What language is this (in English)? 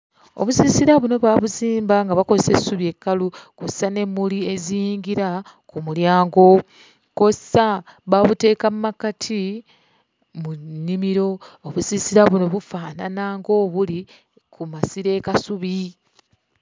Ganda